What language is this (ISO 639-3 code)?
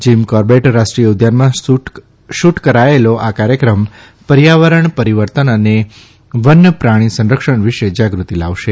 guj